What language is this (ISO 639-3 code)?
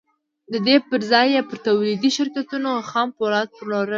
pus